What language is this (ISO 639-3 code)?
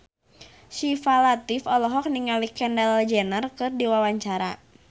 sun